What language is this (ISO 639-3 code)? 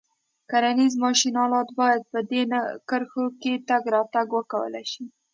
pus